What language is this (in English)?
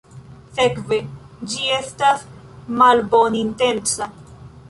Esperanto